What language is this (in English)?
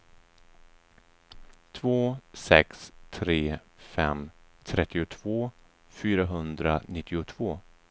Swedish